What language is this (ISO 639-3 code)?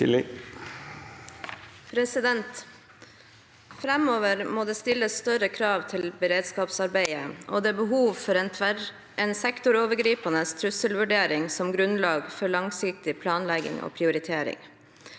nor